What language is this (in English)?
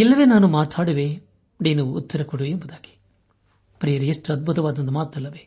Kannada